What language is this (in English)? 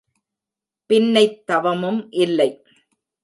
Tamil